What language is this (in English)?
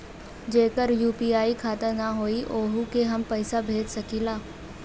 Bhojpuri